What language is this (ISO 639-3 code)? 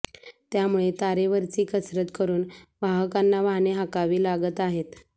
mar